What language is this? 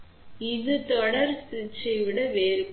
Tamil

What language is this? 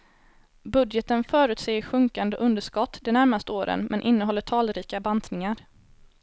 Swedish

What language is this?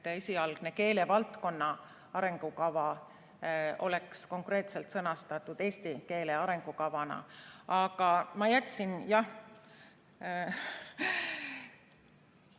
Estonian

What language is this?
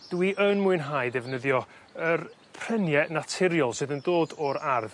Welsh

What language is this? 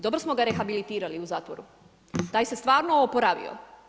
Croatian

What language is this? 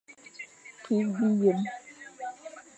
Fang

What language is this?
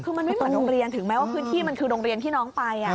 Thai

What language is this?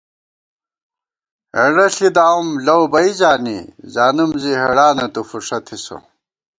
Gawar-Bati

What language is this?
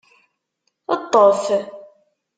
Kabyle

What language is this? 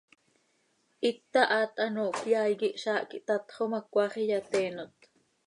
Seri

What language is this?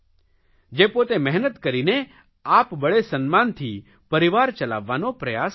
Gujarati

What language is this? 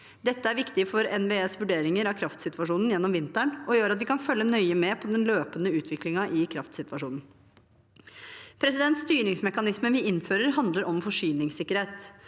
Norwegian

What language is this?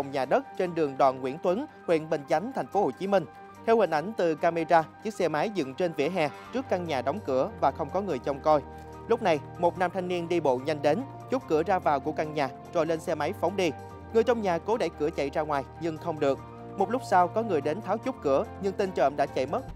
Vietnamese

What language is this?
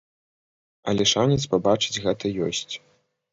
Belarusian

